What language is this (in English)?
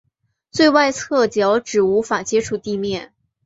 Chinese